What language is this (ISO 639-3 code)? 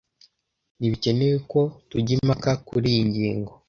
kin